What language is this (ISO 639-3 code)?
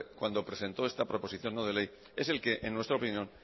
spa